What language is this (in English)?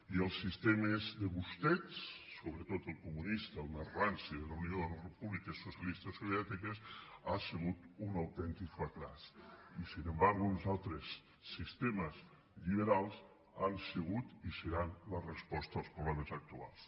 Catalan